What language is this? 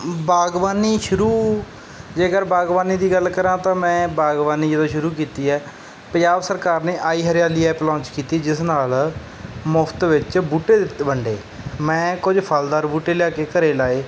Punjabi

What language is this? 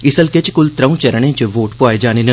Dogri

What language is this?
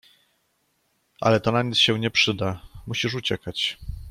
Polish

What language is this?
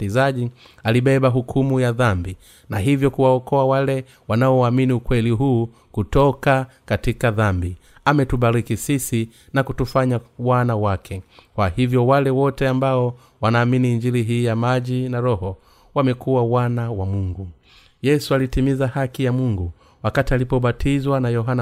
Swahili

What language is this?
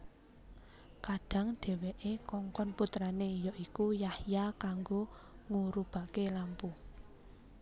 Javanese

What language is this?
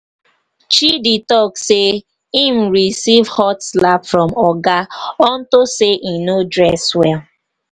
Nigerian Pidgin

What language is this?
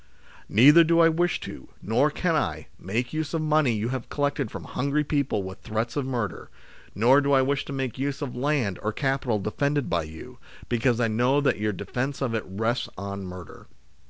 English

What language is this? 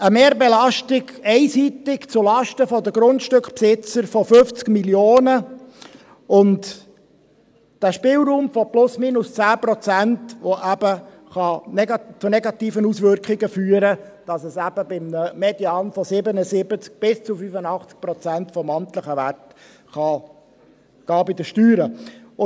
Swiss German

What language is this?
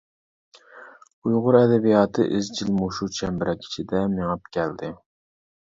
Uyghur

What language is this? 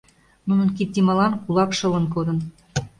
Mari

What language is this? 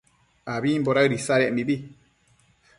Matsés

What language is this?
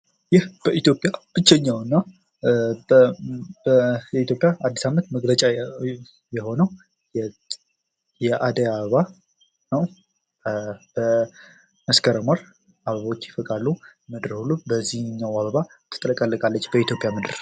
Amharic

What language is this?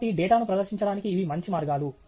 Telugu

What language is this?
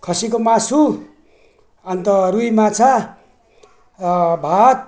Nepali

